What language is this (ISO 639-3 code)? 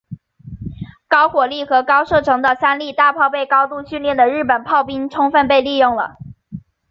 zho